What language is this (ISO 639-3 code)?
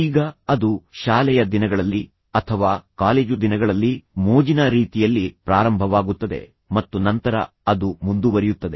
kan